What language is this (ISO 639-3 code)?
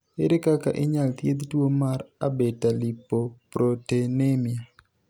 luo